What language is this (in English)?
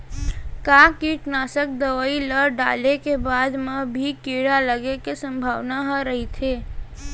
Chhattisgarhi